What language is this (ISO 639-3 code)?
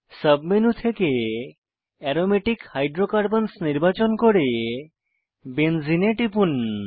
ben